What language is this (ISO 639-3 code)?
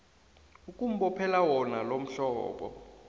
nbl